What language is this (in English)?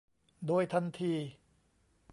Thai